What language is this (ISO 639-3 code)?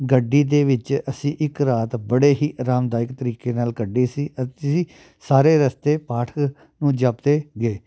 pan